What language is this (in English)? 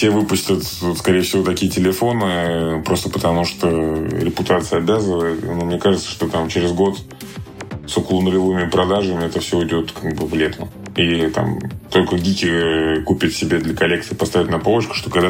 Russian